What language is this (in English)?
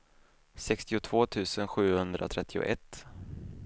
Swedish